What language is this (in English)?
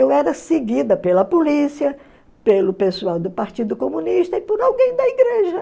Portuguese